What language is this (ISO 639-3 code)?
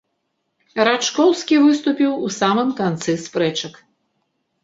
bel